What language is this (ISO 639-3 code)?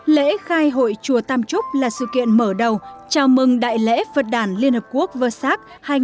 vie